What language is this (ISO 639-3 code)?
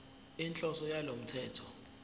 zul